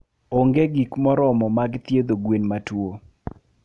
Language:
Luo (Kenya and Tanzania)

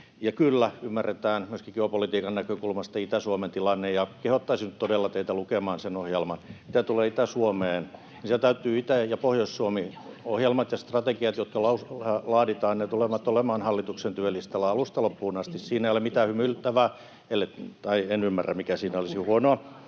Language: Finnish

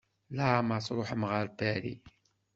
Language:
Kabyle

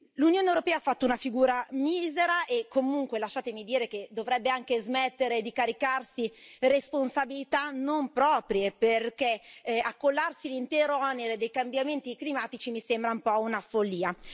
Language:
Italian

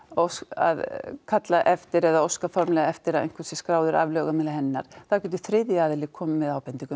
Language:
Icelandic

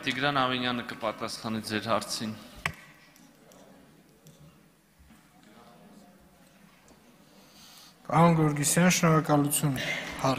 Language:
Turkish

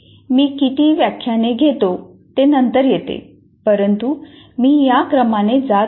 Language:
Marathi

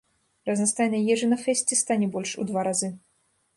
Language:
Belarusian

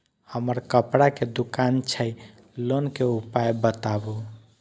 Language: Maithili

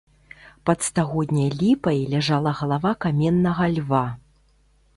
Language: Belarusian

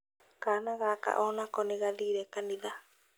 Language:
Kikuyu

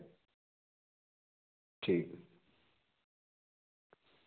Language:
Dogri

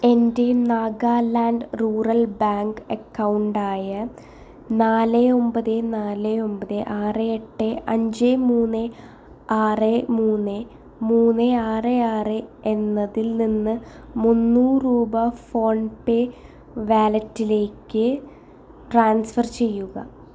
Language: Malayalam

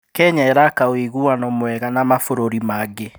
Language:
Kikuyu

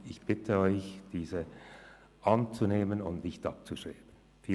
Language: Swiss German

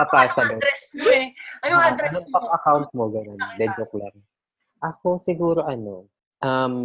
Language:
Filipino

